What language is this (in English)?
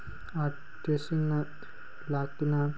Manipuri